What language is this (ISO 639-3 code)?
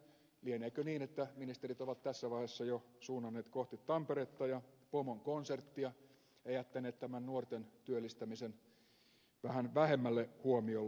fin